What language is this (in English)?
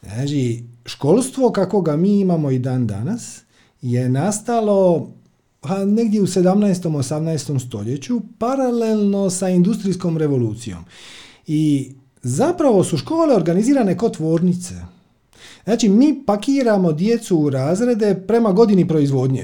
Croatian